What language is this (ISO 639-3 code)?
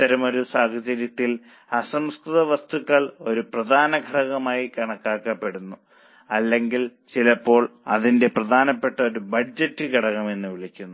mal